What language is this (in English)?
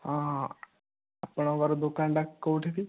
Odia